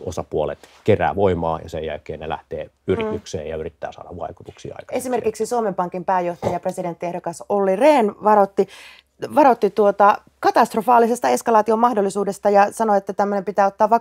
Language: Finnish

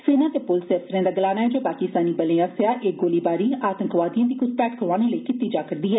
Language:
Dogri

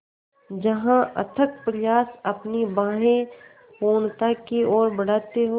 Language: Hindi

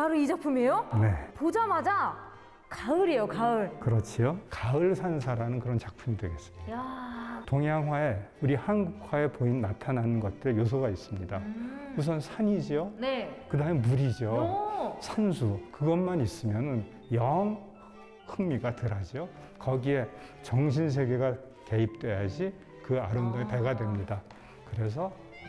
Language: Korean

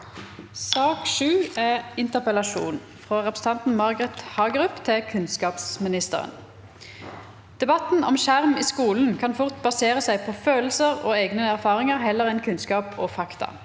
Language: Norwegian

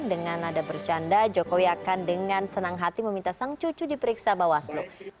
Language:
Indonesian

